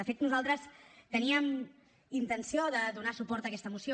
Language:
Catalan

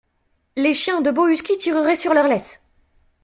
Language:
French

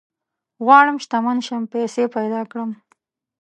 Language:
Pashto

